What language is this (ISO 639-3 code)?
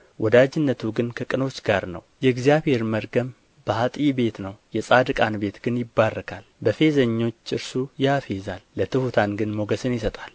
amh